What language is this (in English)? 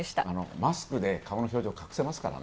Japanese